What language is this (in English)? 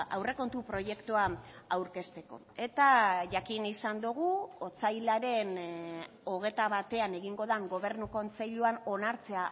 Basque